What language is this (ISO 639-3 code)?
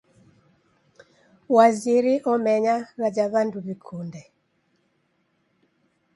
dav